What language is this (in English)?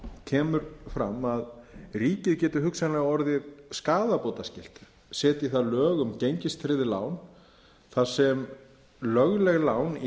Icelandic